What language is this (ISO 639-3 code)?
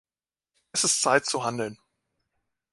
deu